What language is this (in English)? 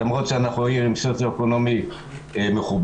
Hebrew